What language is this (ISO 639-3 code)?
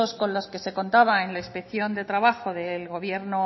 spa